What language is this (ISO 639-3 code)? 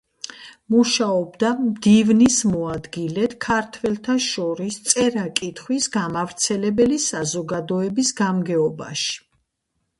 kat